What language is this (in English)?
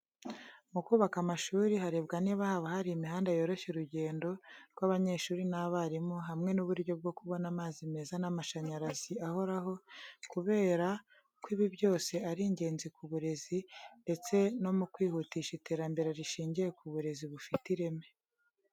Kinyarwanda